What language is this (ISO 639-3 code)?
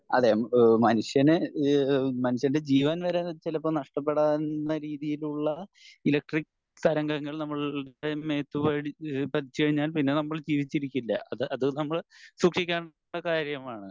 mal